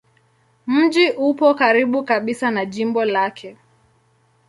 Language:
Swahili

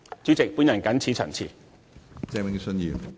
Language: Cantonese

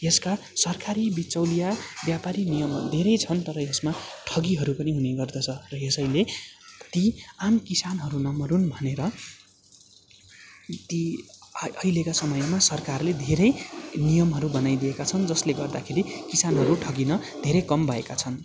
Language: Nepali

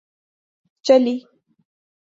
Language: Urdu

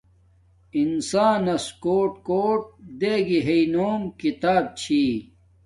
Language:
Domaaki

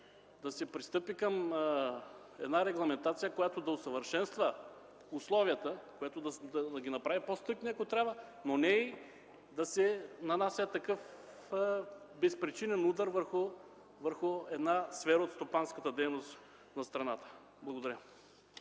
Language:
Bulgarian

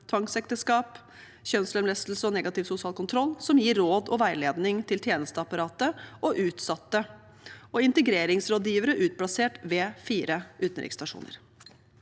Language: Norwegian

